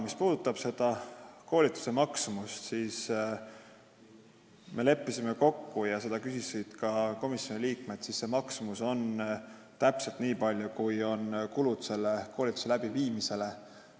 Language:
Estonian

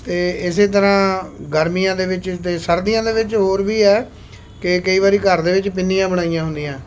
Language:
Punjabi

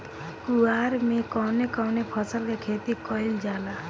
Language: Bhojpuri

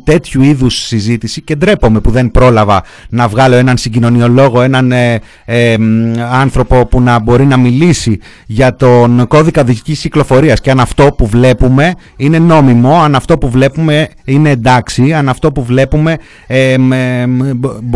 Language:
Greek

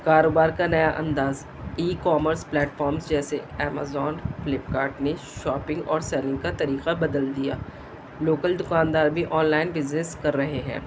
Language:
Urdu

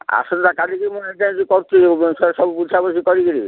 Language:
Odia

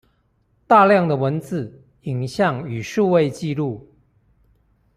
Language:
Chinese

